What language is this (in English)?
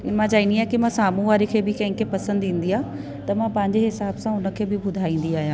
Sindhi